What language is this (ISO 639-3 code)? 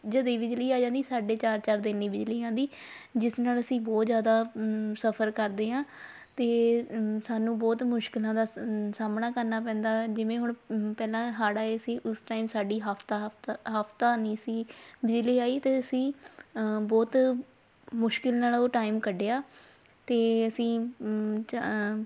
pan